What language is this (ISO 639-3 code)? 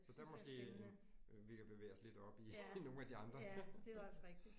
dan